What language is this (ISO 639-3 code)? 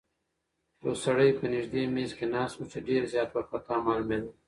pus